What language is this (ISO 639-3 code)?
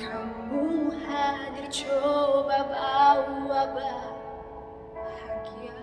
ind